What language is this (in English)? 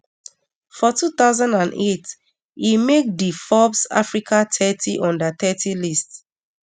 Nigerian Pidgin